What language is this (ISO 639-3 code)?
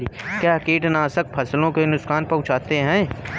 hin